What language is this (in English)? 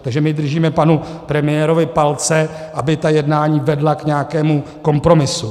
Czech